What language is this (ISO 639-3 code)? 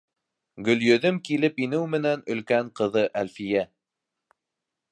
bak